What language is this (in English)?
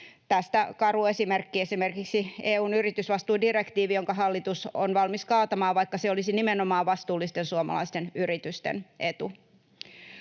Finnish